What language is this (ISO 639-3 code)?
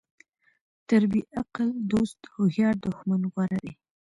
pus